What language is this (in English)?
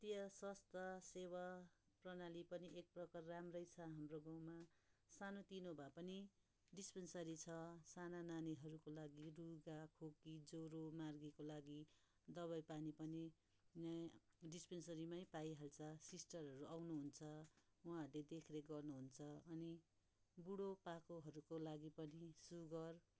Nepali